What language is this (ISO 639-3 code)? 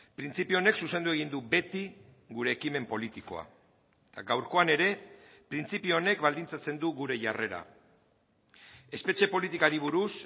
eus